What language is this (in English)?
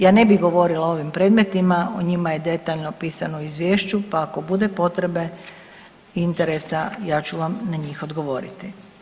Croatian